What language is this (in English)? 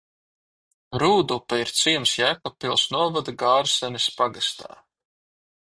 Latvian